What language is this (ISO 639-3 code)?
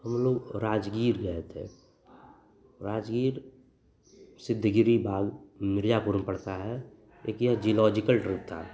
hin